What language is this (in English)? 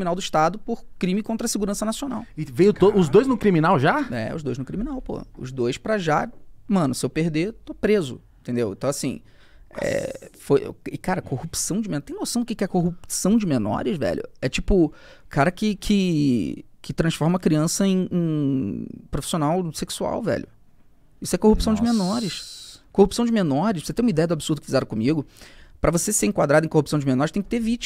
Portuguese